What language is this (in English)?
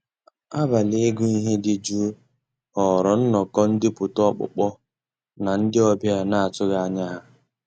Igbo